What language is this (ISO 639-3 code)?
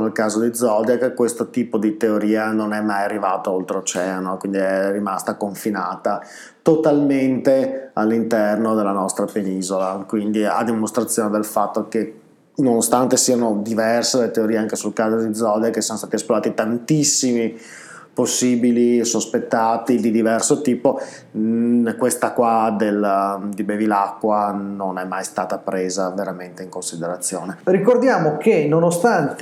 ita